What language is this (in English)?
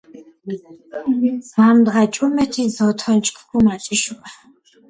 Georgian